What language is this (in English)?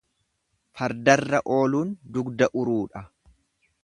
Oromo